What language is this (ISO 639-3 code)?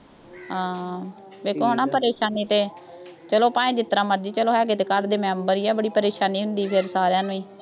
pan